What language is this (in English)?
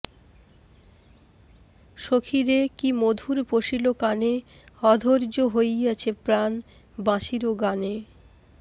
Bangla